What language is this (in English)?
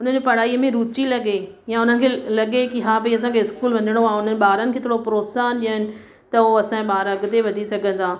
Sindhi